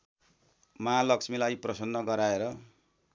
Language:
Nepali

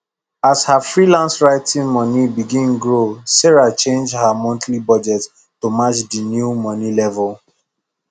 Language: Nigerian Pidgin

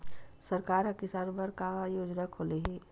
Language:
Chhattisgarhi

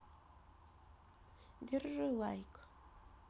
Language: Russian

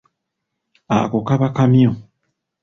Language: Ganda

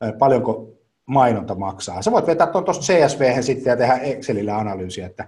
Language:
Finnish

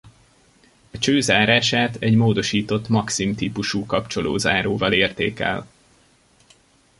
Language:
Hungarian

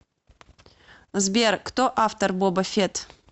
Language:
Russian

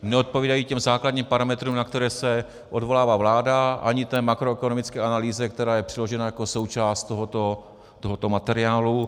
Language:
Czech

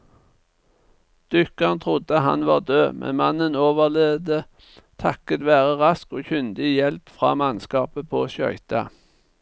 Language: Norwegian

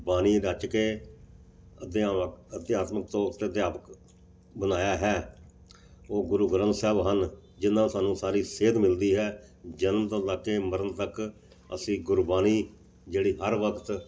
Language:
Punjabi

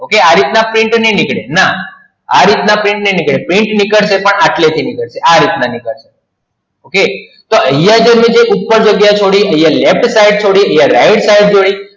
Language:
Gujarati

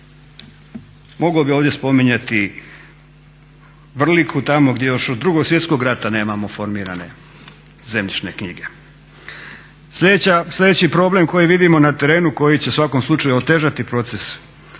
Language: Croatian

